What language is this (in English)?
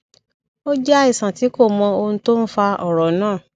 Yoruba